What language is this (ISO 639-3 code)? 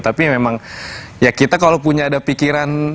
ind